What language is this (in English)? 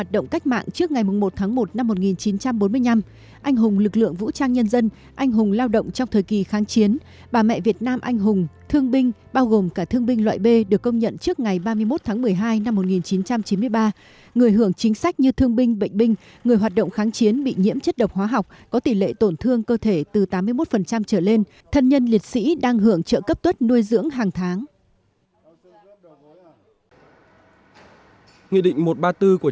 Vietnamese